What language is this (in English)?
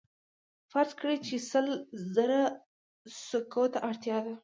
Pashto